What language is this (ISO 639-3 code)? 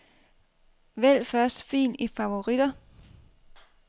dan